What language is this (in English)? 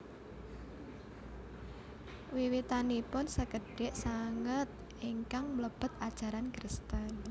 Javanese